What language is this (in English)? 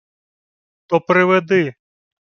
Ukrainian